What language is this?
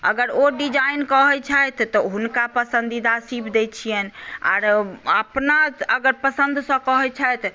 Maithili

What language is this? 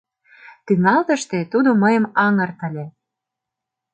Mari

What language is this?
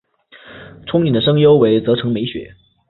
Chinese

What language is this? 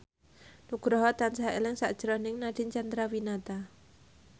Javanese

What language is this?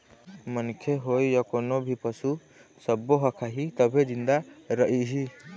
Chhattisgarhi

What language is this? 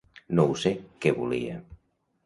Catalan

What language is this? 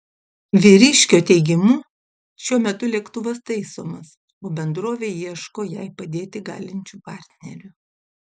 Lithuanian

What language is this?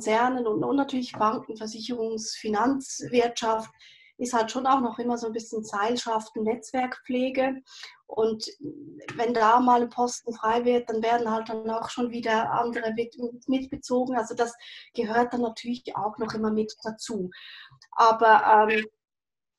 German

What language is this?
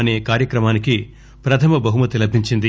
Telugu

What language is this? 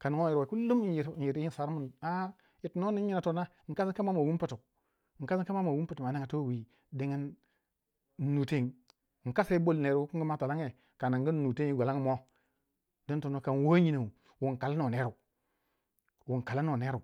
Waja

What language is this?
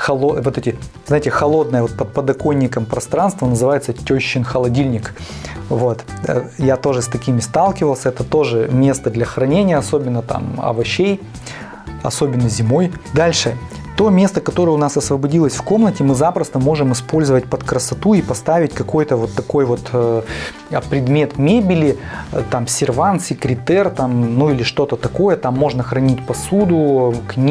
Russian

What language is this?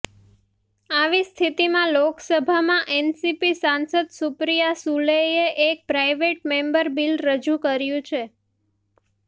Gujarati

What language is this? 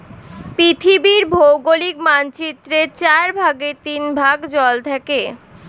Bangla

